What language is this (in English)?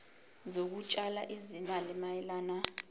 Zulu